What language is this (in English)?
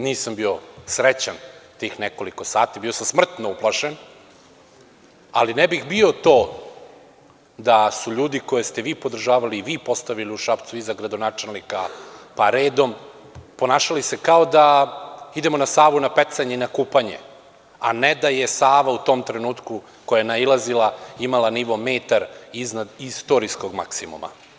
Serbian